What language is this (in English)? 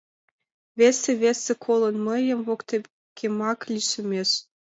Mari